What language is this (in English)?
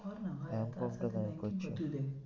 Bangla